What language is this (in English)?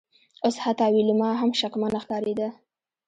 Pashto